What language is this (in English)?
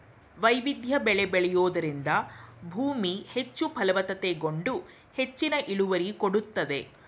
Kannada